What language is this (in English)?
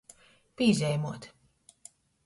Latgalian